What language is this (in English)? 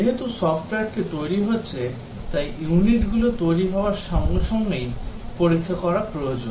Bangla